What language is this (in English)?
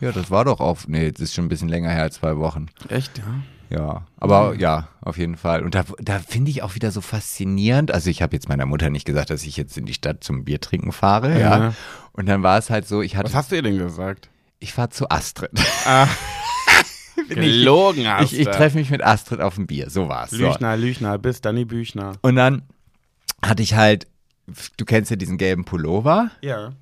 German